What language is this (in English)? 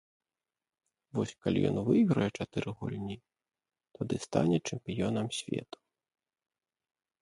Belarusian